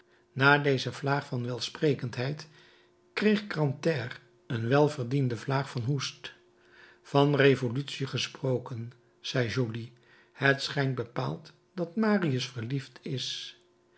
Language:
Dutch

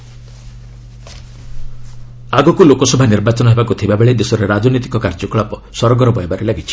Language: Odia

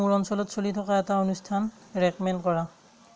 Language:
Assamese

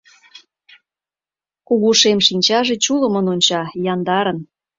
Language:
Mari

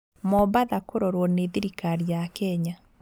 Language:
Kikuyu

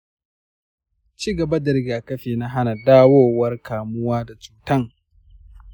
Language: Hausa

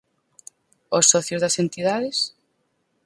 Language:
Galician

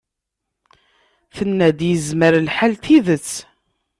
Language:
Kabyle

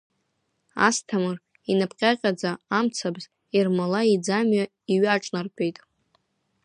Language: Abkhazian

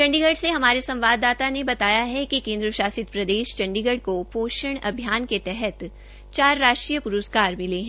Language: Hindi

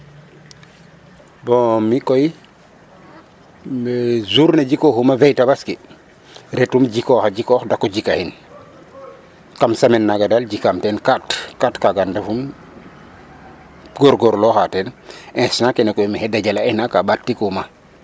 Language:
Serer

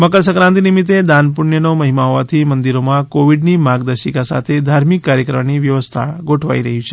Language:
Gujarati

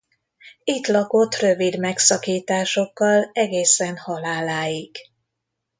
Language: Hungarian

